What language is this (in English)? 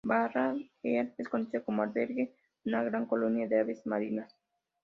Spanish